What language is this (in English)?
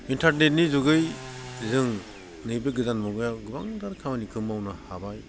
Bodo